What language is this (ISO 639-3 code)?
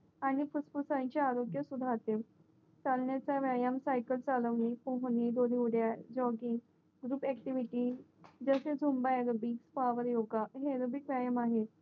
mar